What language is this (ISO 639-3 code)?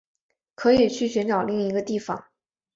zho